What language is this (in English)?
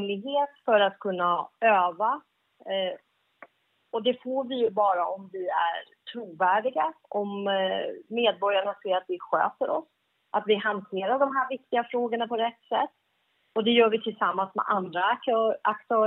Swedish